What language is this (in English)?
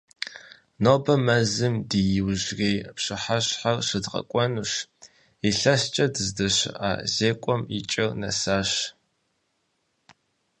Kabardian